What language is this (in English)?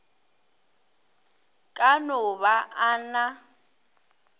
Northern Sotho